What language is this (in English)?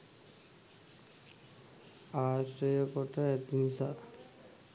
Sinhala